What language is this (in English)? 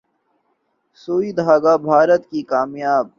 Urdu